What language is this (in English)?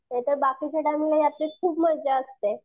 Marathi